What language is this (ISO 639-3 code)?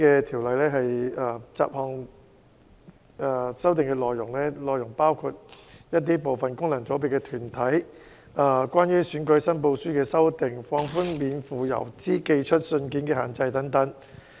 yue